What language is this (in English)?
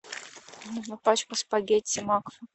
Russian